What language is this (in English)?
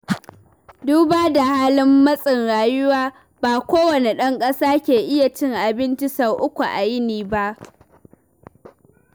Hausa